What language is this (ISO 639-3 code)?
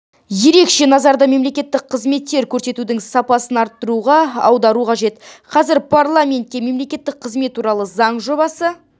kaz